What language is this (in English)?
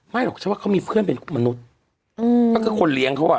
Thai